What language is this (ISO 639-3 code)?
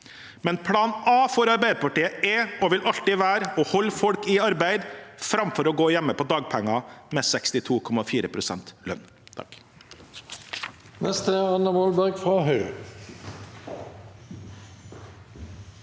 nor